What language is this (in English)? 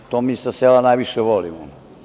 Serbian